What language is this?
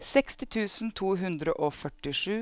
Norwegian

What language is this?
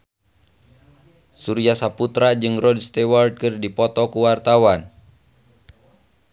Sundanese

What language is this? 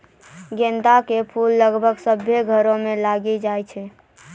Maithili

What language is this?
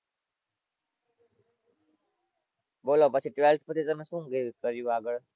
Gujarati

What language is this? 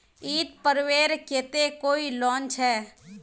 Magahi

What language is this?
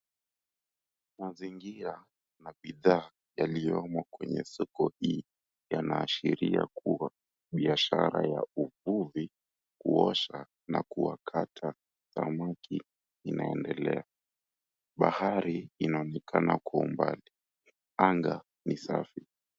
Swahili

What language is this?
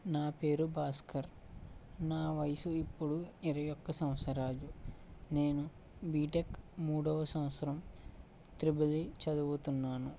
Telugu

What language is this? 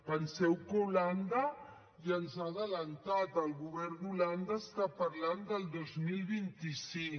Catalan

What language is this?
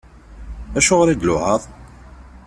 Kabyle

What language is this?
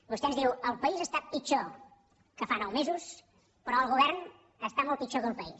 Catalan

